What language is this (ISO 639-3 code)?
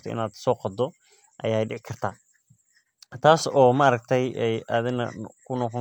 som